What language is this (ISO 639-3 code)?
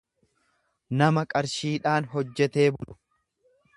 orm